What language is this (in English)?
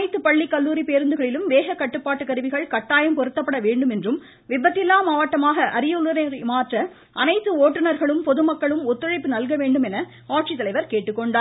Tamil